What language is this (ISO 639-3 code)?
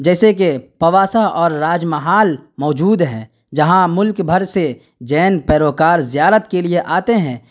urd